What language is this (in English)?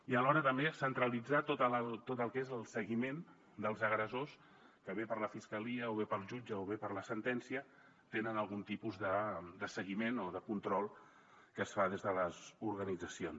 Catalan